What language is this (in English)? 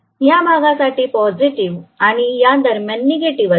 Marathi